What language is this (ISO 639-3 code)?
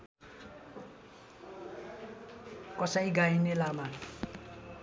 nep